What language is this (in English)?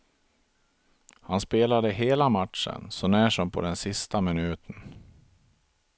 Swedish